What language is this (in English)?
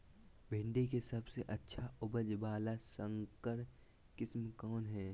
Magahi